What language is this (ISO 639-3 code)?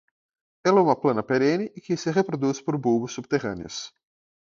por